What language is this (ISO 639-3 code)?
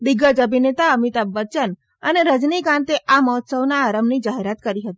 guj